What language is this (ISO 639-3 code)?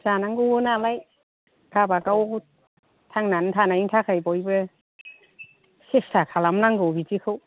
brx